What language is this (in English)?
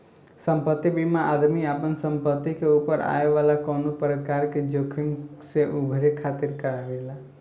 Bhojpuri